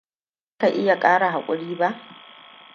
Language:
Hausa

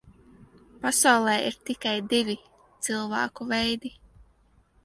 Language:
Latvian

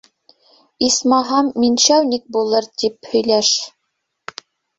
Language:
Bashkir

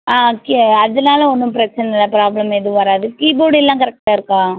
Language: Tamil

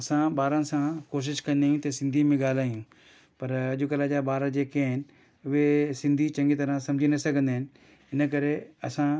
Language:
Sindhi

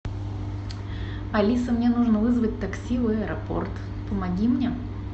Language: Russian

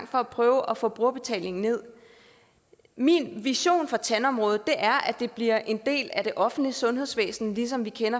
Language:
Danish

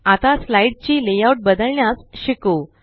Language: Marathi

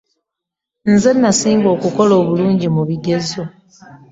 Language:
Ganda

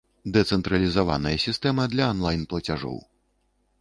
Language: Belarusian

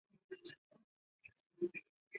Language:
Chinese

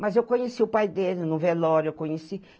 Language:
Portuguese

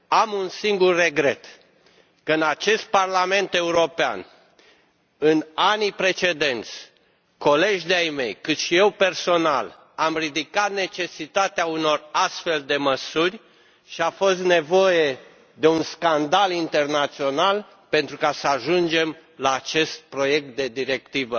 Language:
Romanian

